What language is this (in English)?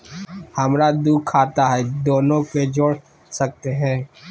Magahi